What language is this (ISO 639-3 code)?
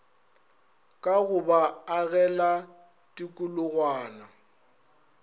nso